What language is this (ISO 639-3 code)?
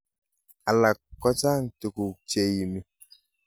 kln